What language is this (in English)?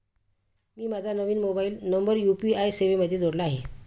Marathi